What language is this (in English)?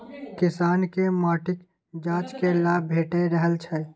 Maithili